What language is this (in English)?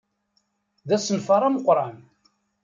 Kabyle